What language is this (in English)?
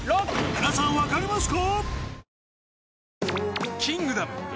Japanese